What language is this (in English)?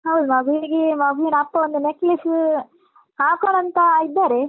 Kannada